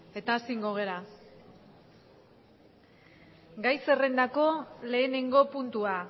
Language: Basque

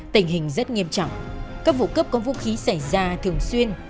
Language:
Vietnamese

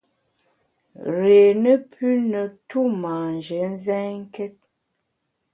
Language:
Bamun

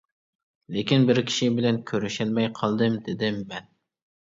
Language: Uyghur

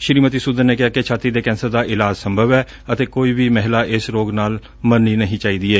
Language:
Punjabi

